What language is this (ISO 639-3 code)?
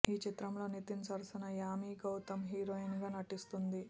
tel